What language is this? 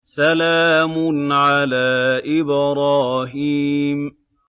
Arabic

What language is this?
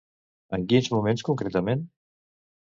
Catalan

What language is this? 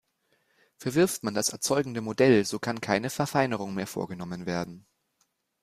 German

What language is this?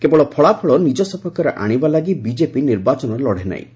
Odia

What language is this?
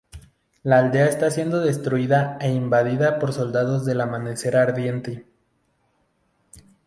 Spanish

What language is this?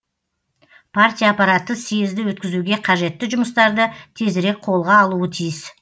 Kazakh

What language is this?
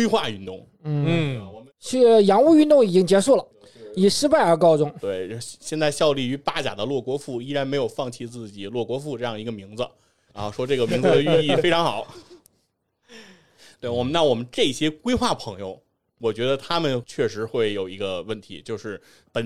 Chinese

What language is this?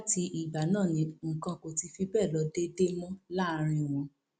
Yoruba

